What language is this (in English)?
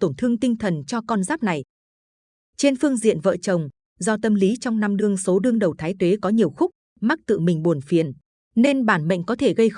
Vietnamese